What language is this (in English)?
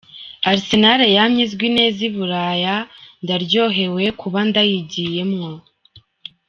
Kinyarwanda